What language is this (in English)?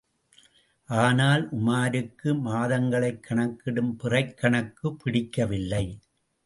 Tamil